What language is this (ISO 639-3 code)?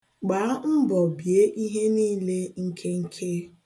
ibo